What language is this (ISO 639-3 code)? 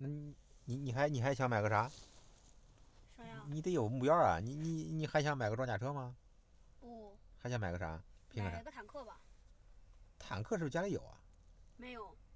zho